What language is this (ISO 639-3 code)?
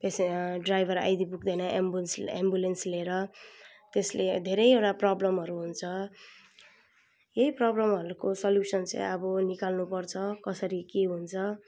nep